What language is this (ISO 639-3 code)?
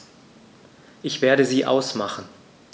deu